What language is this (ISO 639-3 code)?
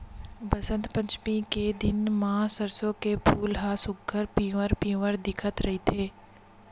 hne